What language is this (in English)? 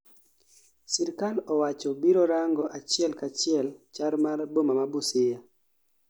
Luo (Kenya and Tanzania)